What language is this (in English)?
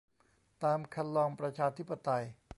Thai